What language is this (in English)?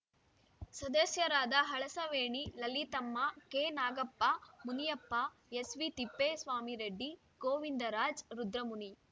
Kannada